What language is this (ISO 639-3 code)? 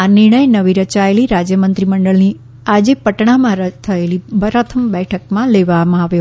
guj